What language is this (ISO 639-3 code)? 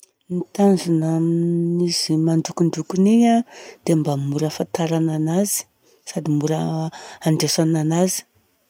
bzc